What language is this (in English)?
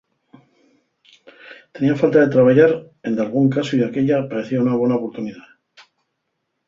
Asturian